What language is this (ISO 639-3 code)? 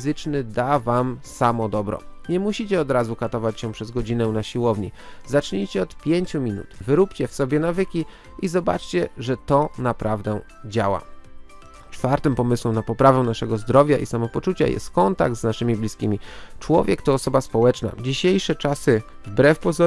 pol